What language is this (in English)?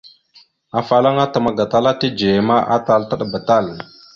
Mada (Cameroon)